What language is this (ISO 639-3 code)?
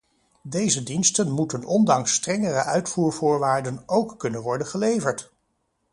nld